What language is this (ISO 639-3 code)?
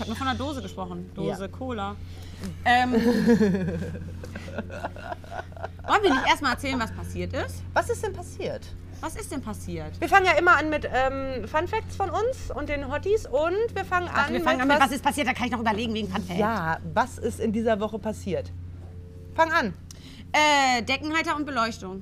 deu